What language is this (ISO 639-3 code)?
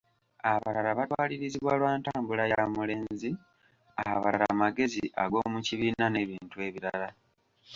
lug